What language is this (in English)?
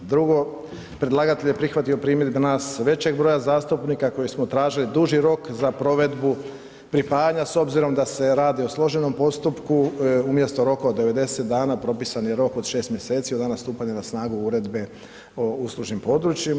Croatian